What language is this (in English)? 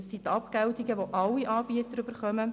Swiss German